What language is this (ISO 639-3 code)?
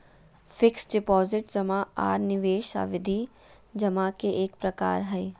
mag